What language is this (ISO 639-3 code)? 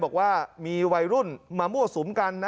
tha